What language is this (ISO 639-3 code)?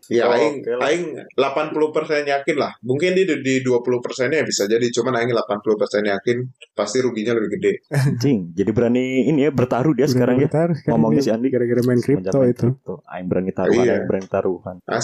ind